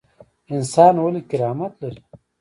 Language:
Pashto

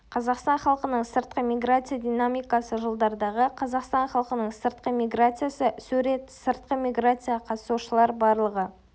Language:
Kazakh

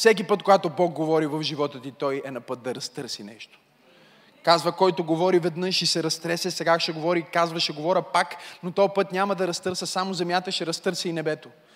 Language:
Bulgarian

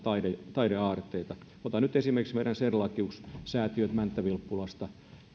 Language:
Finnish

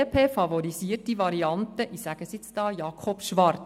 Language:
Swiss German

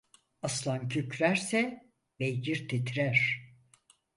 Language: Turkish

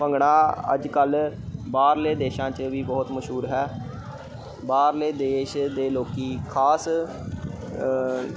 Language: Punjabi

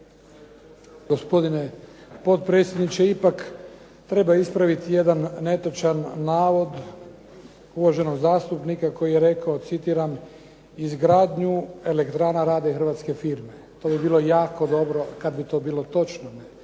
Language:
Croatian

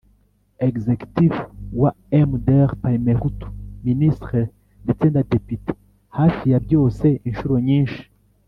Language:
Kinyarwanda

